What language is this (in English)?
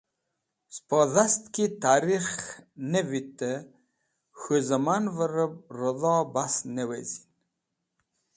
Wakhi